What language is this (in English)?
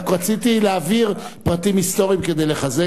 Hebrew